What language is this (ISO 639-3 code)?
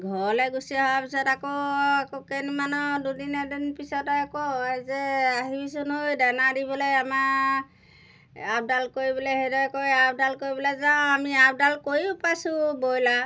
asm